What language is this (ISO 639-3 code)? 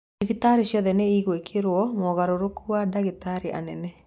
kik